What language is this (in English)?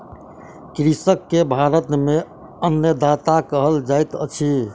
Maithili